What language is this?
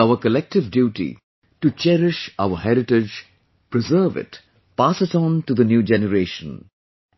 English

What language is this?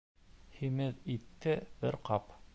Bashkir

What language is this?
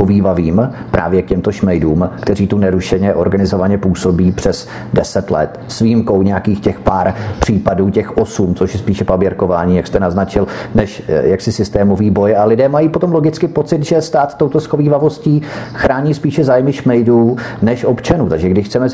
Czech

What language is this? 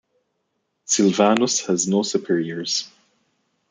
English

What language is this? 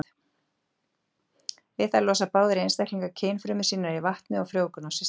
Icelandic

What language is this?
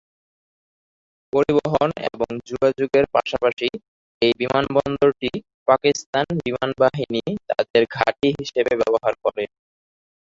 Bangla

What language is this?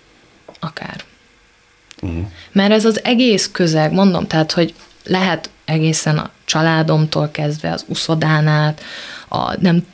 Hungarian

